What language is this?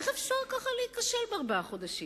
Hebrew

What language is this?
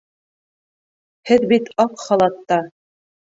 Bashkir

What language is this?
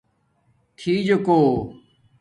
Domaaki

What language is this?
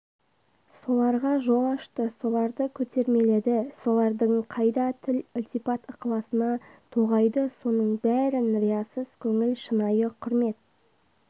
Kazakh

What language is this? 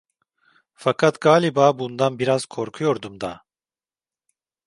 Turkish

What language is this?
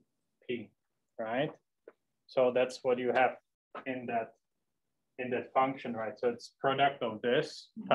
English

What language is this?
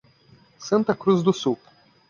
Portuguese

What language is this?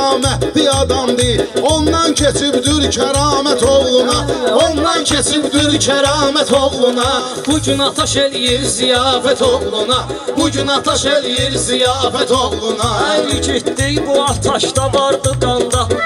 Turkish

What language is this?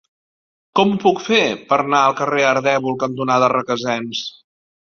Catalan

